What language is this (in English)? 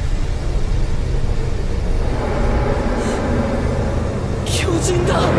Japanese